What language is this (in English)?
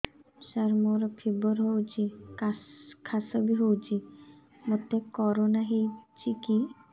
Odia